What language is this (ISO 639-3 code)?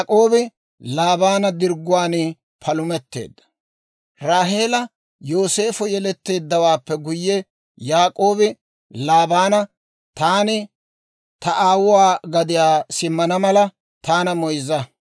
dwr